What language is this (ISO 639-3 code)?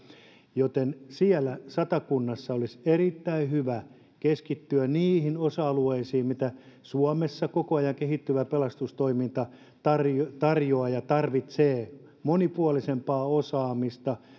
fin